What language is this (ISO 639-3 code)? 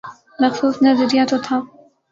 urd